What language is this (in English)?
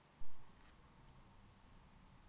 Kazakh